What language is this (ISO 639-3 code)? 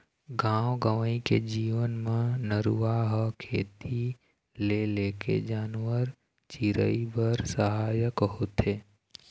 hne